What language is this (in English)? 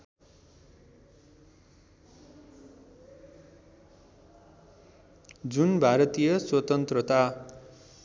Nepali